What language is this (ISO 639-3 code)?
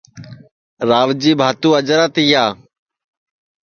ssi